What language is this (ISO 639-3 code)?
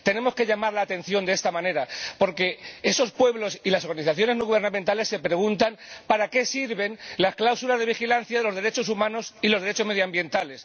spa